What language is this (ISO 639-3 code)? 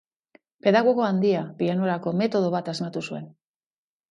eus